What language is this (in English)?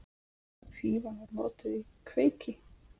Icelandic